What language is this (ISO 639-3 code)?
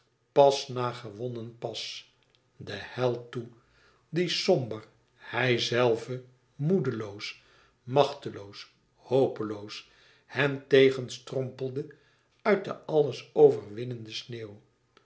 nld